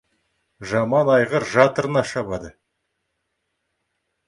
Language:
Kazakh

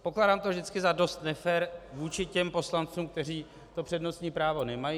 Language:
Czech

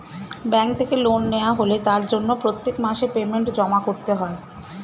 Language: Bangla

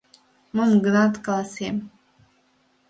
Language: Mari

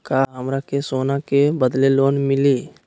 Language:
Magahi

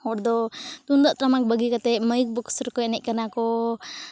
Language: Santali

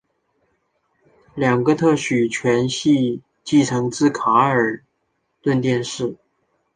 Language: Chinese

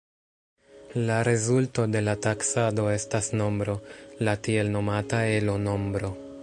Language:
Esperanto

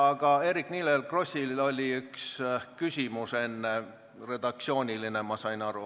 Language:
Estonian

